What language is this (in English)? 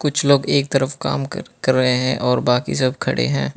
Hindi